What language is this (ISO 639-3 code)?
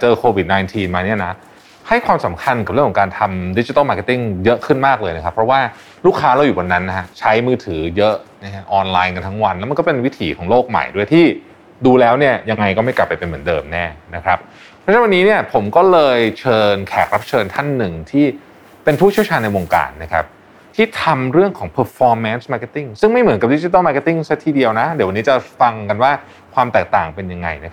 tha